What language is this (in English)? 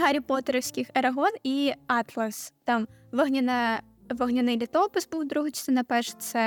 Ukrainian